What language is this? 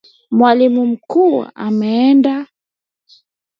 Swahili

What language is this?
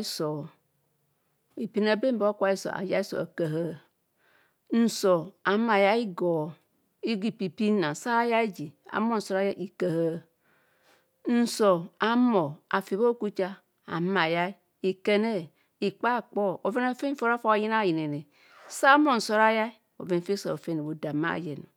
Kohumono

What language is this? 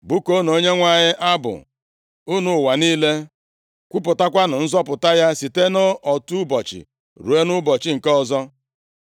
Igbo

